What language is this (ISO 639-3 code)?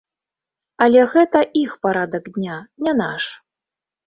bel